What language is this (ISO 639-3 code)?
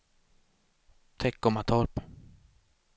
swe